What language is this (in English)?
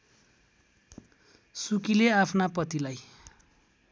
Nepali